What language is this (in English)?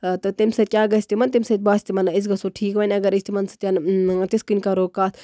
Kashmiri